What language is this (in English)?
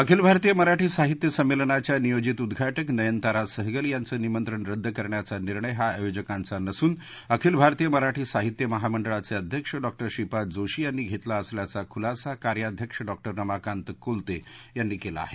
Marathi